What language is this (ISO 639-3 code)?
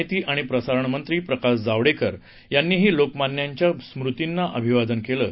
mar